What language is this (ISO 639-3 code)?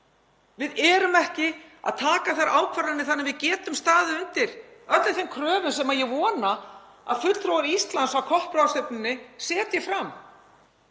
isl